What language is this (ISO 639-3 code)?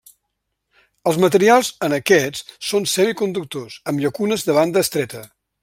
cat